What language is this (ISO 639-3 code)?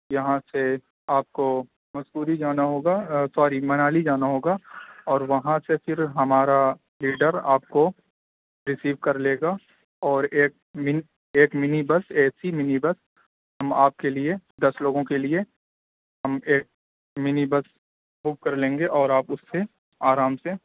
urd